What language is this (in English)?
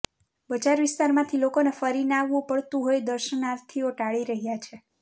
Gujarati